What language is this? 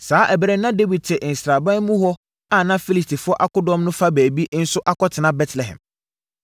Akan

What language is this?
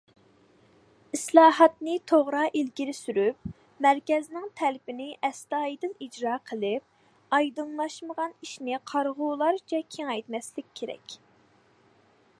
Uyghur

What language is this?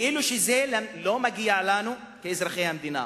Hebrew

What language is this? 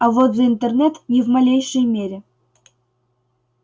Russian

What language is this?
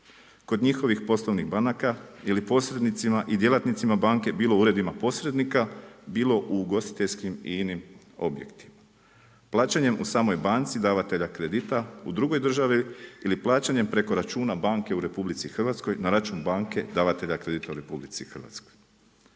Croatian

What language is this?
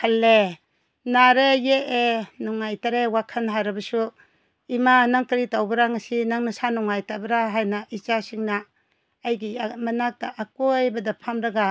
Manipuri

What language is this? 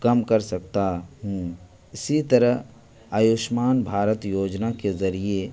Urdu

